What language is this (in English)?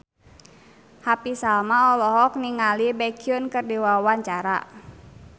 Sundanese